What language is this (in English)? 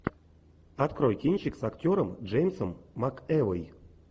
Russian